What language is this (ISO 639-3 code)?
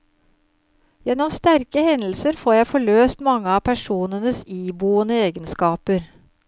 nor